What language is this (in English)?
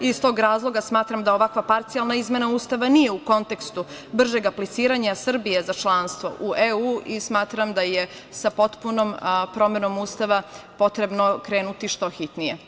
Serbian